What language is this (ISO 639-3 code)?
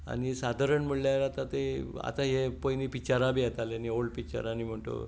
kok